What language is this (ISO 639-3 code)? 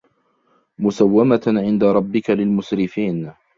ara